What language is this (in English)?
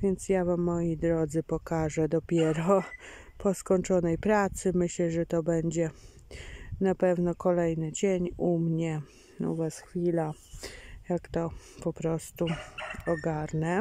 Polish